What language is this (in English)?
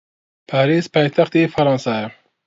Central Kurdish